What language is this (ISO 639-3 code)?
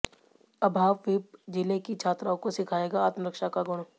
hin